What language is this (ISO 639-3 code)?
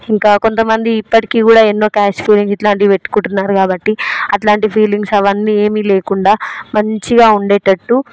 tel